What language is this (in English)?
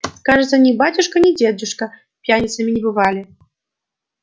Russian